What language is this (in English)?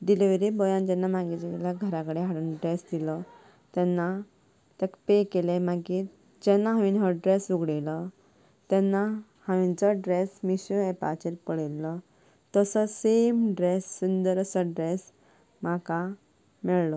Konkani